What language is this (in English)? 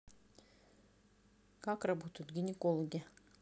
Russian